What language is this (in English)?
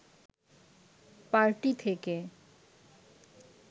Bangla